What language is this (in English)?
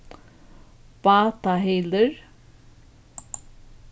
Faroese